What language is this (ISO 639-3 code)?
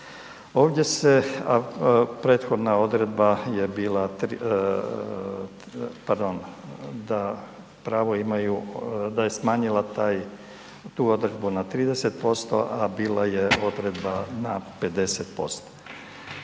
hrv